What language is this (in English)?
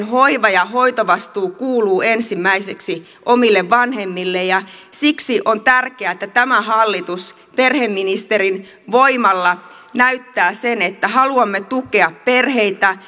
Finnish